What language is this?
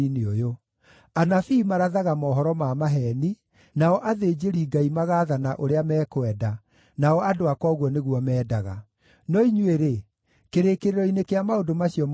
Kikuyu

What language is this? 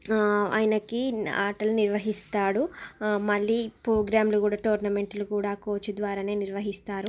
Telugu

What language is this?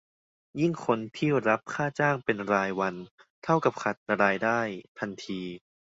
Thai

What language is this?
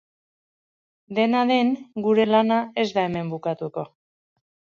Basque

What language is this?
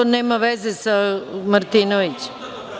Serbian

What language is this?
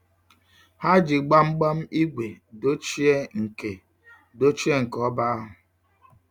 Igbo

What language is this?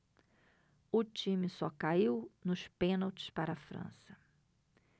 Portuguese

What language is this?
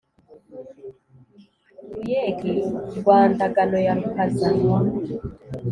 Kinyarwanda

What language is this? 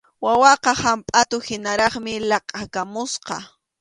Arequipa-La Unión Quechua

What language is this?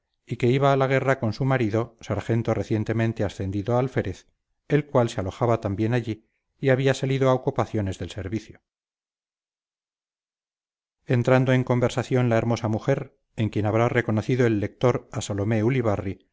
Spanish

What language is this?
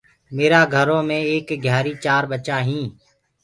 Gurgula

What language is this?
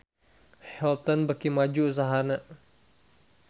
Sundanese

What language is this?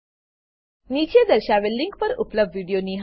Gujarati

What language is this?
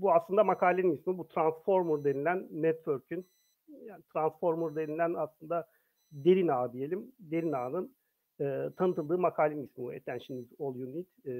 Turkish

